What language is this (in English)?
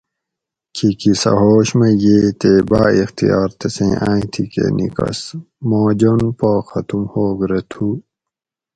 Gawri